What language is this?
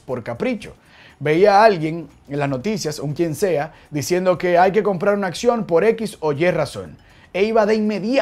Spanish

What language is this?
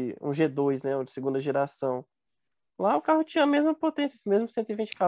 Portuguese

